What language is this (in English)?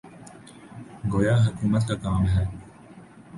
Urdu